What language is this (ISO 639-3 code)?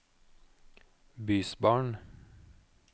nor